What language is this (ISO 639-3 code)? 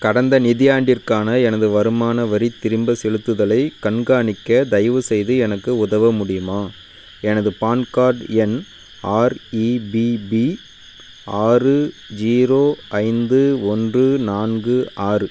tam